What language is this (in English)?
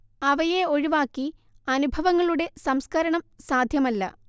Malayalam